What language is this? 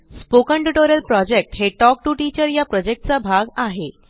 Marathi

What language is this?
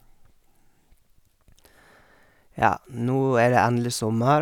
Norwegian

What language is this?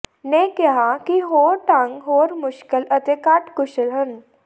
Punjabi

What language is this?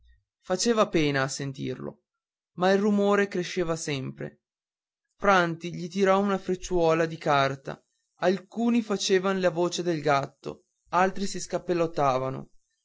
Italian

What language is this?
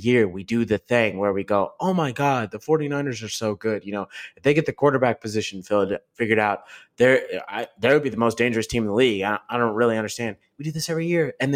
English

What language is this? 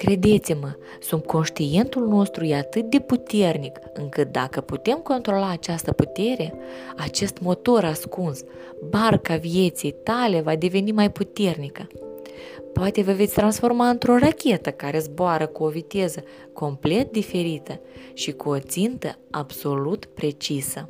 Romanian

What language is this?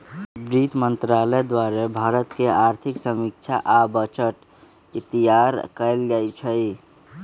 Magahi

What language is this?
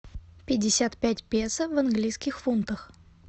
Russian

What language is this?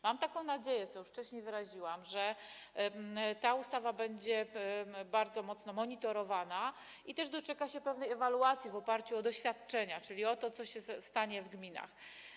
Polish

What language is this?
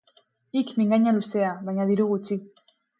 Basque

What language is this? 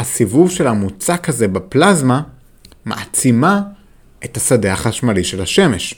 Hebrew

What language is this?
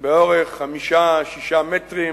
Hebrew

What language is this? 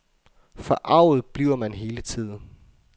Danish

